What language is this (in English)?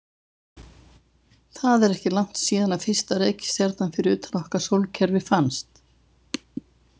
Icelandic